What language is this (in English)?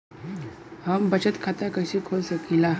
Bhojpuri